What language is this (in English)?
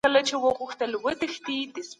Pashto